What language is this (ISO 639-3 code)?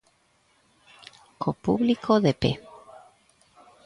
glg